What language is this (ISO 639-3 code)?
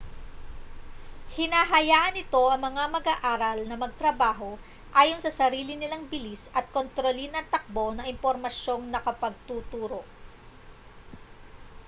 fil